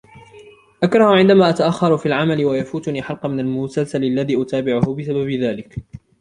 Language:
Arabic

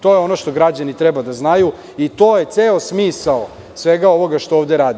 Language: Serbian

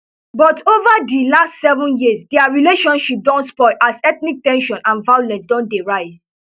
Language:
Nigerian Pidgin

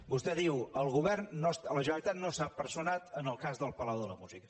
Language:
Catalan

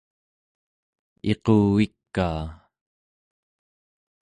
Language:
Central Yupik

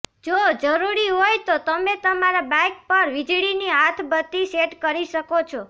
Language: Gujarati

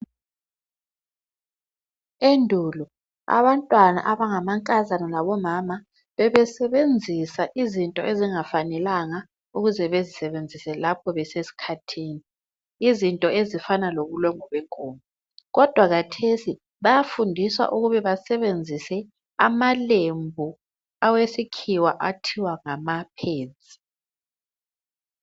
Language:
North Ndebele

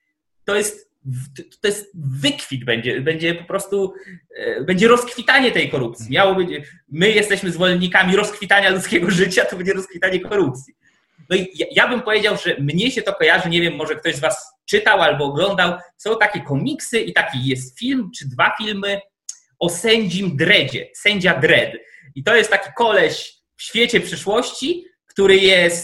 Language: Polish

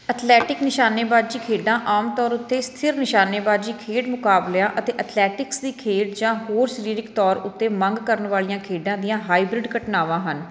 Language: Punjabi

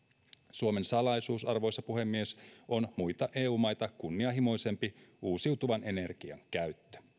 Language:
Finnish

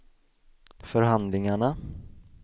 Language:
Swedish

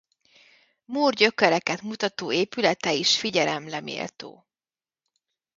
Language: Hungarian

